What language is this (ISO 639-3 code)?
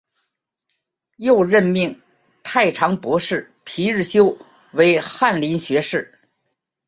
zho